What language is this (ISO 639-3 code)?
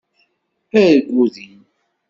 kab